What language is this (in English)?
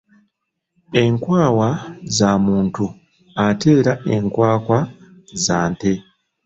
Ganda